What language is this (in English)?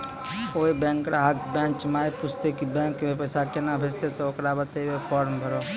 Maithili